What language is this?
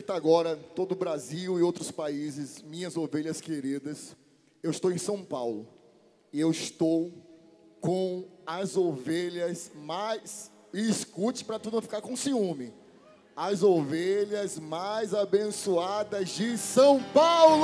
Portuguese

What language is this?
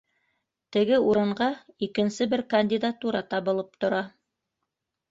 Bashkir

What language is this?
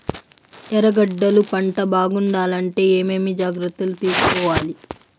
Telugu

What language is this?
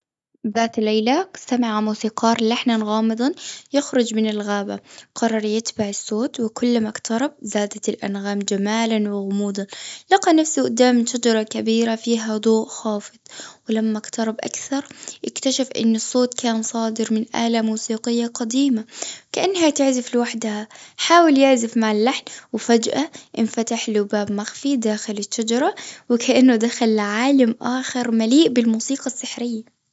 Gulf Arabic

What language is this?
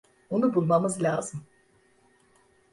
Turkish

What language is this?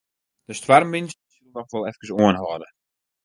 Western Frisian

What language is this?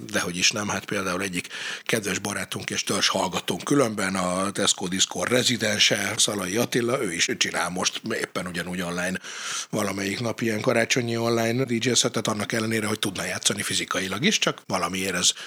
Hungarian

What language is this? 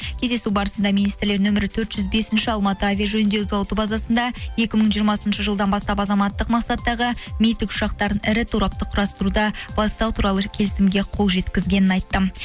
Kazakh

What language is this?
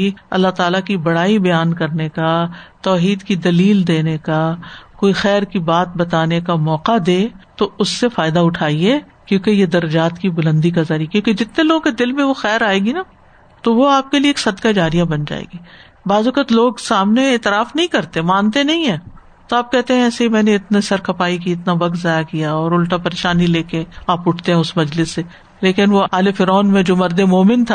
Urdu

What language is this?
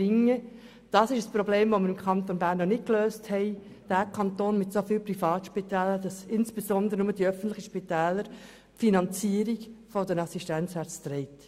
Swiss German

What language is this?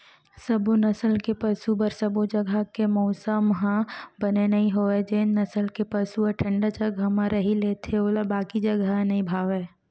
Chhattisgarhi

